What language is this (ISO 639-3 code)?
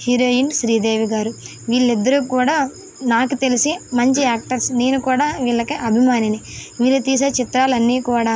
tel